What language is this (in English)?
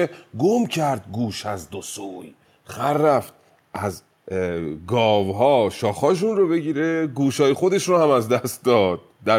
Persian